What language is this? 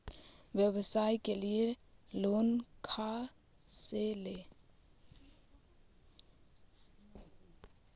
Magahi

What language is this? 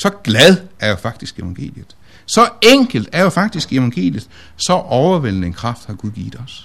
Danish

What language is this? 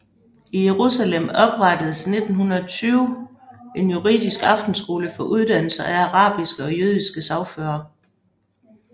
Danish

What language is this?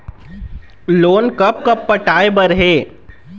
Chhattisgarhi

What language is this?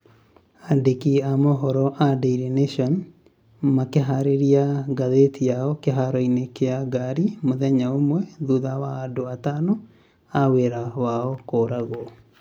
Kikuyu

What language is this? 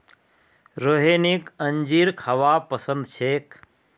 Magahi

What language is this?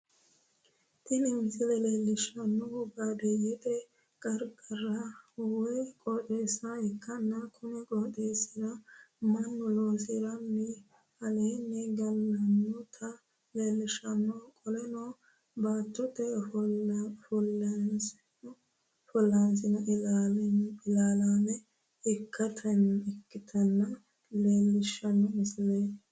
Sidamo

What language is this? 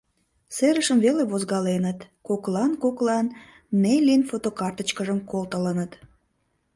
Mari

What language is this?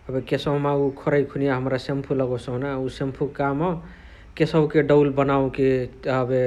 Chitwania Tharu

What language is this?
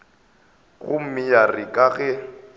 Northern Sotho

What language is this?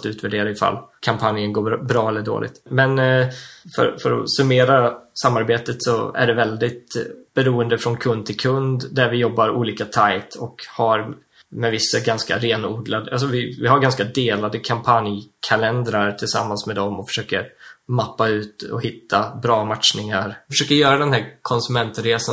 Swedish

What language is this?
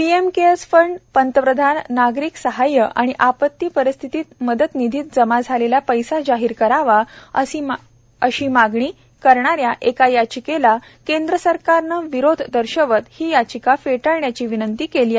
Marathi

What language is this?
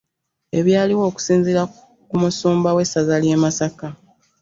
Ganda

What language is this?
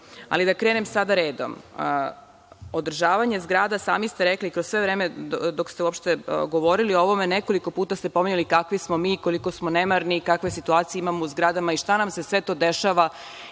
Serbian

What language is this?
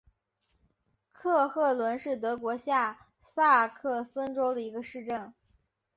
Chinese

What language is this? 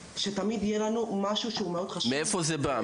Hebrew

